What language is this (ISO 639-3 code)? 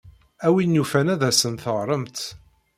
kab